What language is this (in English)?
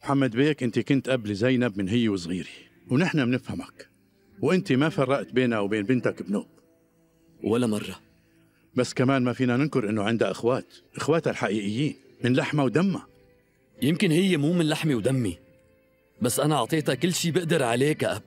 Arabic